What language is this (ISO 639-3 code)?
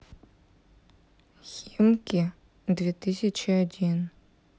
rus